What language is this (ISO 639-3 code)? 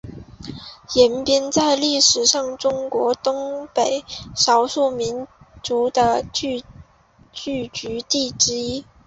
zho